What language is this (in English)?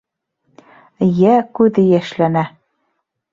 Bashkir